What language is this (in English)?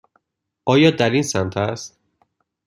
Persian